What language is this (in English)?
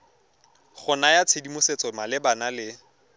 Tswana